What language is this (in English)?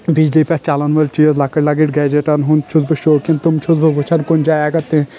Kashmiri